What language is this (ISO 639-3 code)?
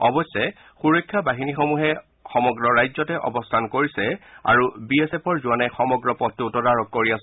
asm